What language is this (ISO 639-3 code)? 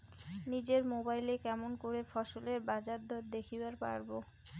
ben